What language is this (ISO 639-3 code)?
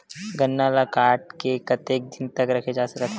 hne